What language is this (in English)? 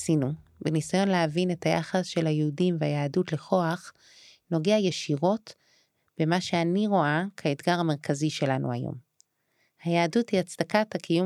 Hebrew